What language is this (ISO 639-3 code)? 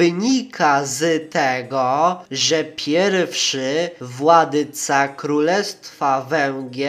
pol